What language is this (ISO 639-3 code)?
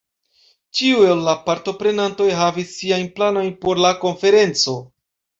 epo